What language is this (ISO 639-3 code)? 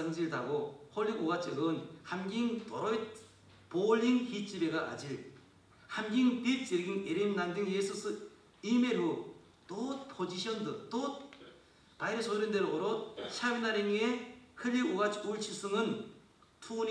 kor